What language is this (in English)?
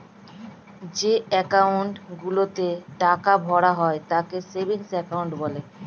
Bangla